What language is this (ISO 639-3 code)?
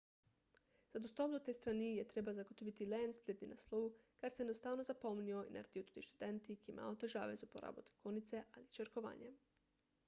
slv